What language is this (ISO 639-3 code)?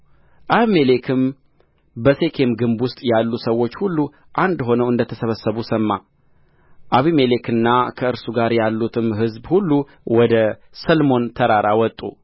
amh